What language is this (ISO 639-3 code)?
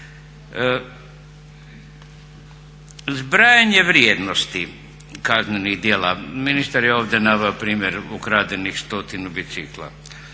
hrv